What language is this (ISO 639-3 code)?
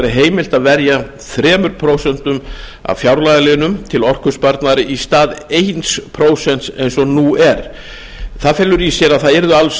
isl